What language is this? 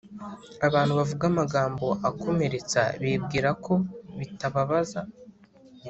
Kinyarwanda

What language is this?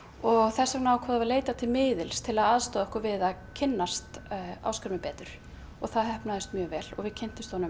Icelandic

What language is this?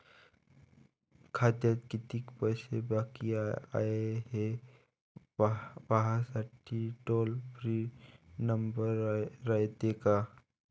Marathi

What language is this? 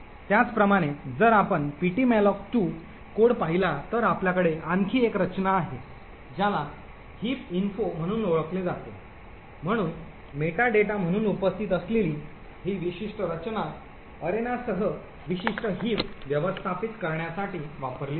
Marathi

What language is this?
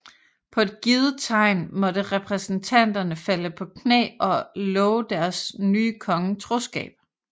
Danish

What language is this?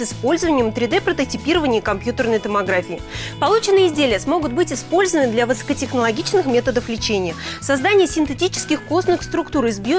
Russian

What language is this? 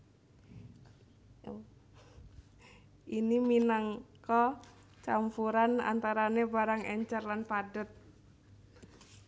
Javanese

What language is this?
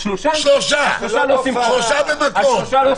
Hebrew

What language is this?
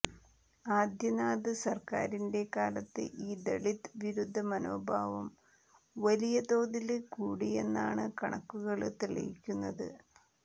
Malayalam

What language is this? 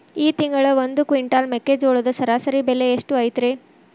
Kannada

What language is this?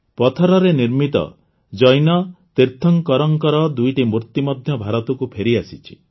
Odia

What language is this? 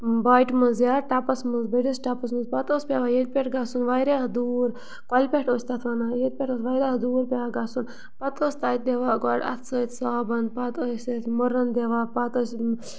Kashmiri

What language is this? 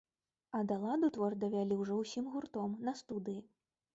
Belarusian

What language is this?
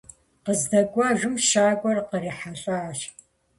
Kabardian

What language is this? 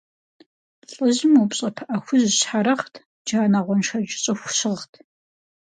Kabardian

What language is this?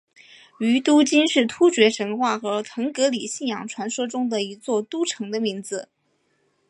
Chinese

